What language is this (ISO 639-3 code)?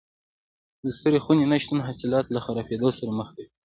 pus